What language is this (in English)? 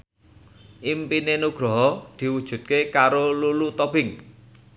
Javanese